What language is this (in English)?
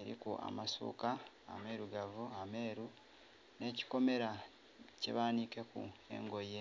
Soga